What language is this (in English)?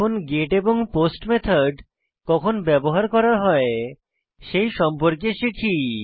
Bangla